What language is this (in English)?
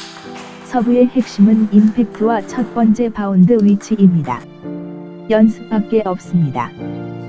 Korean